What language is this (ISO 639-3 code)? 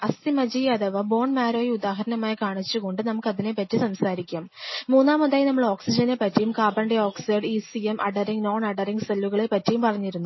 mal